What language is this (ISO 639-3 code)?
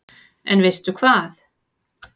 isl